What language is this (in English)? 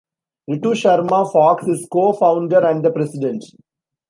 English